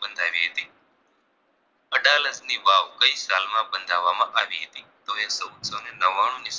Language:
Gujarati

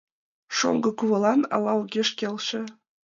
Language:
Mari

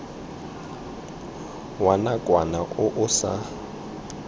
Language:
Tswana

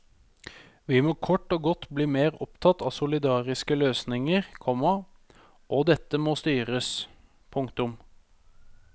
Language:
Norwegian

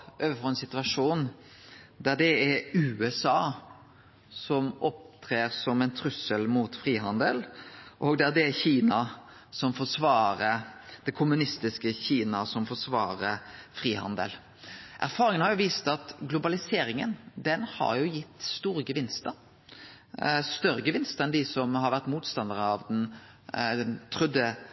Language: Norwegian Nynorsk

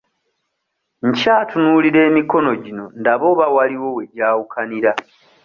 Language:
Ganda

